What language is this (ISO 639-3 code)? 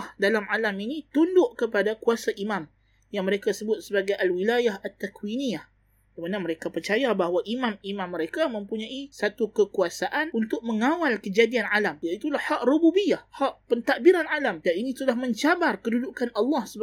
msa